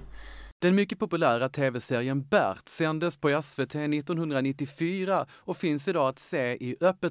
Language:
Swedish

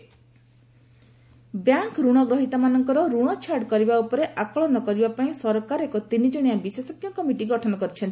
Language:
Odia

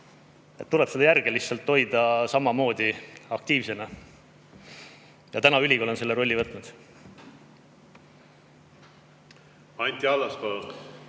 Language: Estonian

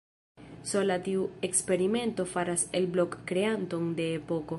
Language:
Esperanto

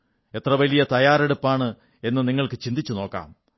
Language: Malayalam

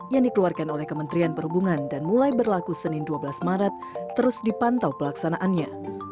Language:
Indonesian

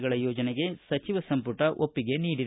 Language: Kannada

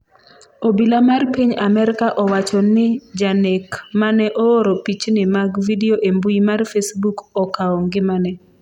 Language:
Luo (Kenya and Tanzania)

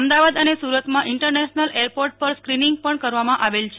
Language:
Gujarati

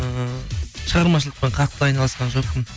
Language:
Kazakh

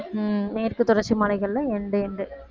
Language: Tamil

